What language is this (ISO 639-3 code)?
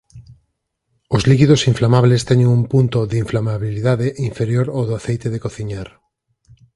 glg